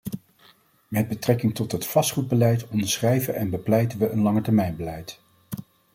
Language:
Dutch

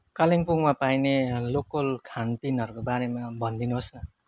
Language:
Nepali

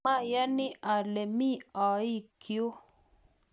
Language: Kalenjin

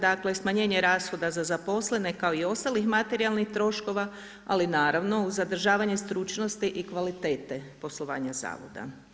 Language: Croatian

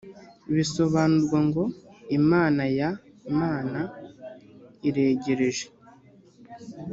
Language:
Kinyarwanda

